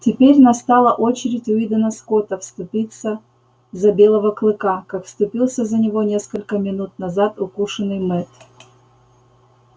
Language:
Russian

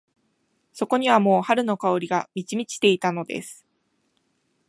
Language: Japanese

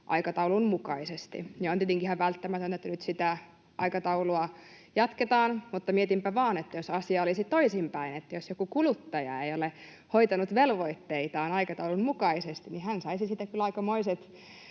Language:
Finnish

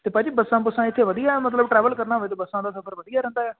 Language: Punjabi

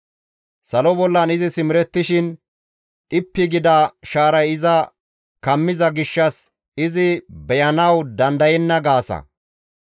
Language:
Gamo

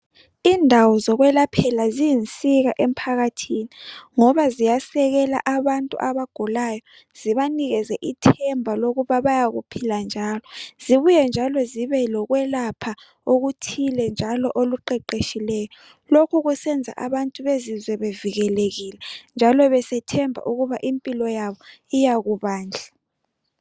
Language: North Ndebele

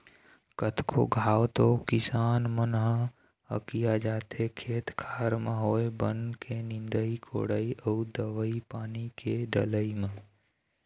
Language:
Chhattisgarhi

